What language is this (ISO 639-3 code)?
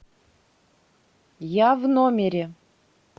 rus